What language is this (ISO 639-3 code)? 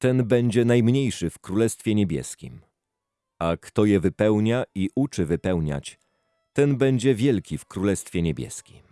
pol